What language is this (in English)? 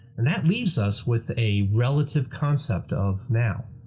English